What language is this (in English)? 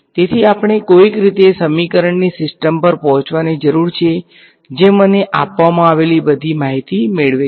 Gujarati